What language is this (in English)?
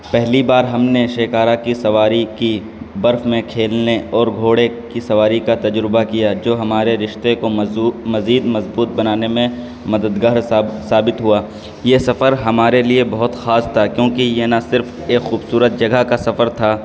Urdu